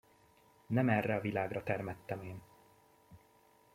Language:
Hungarian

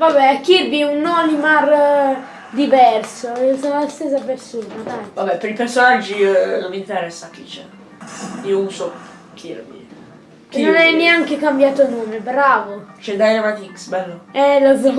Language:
Italian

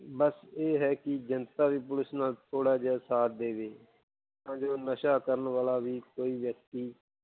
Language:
Punjabi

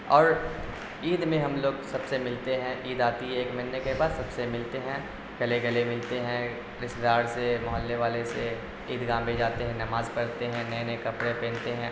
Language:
Urdu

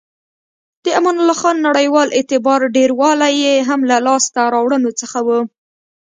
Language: Pashto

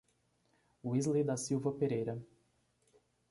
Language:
Portuguese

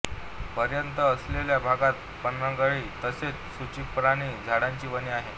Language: Marathi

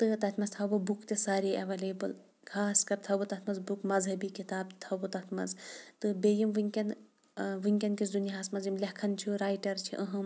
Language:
Kashmiri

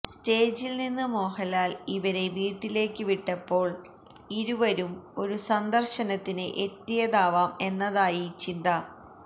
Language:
Malayalam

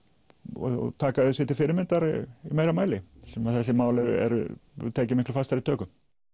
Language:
Icelandic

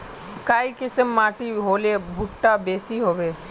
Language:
Magahi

